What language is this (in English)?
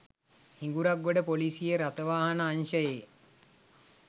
Sinhala